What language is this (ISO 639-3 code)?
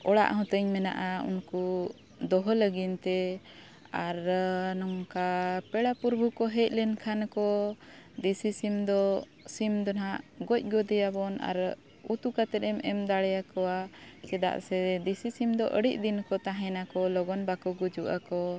sat